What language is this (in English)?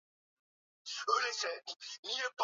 Swahili